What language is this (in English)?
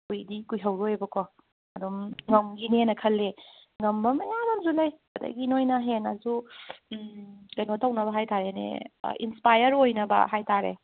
Manipuri